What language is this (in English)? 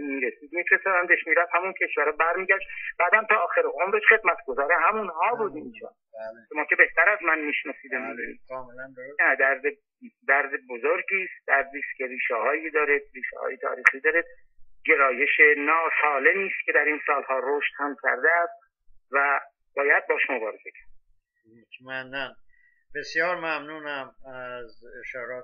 Persian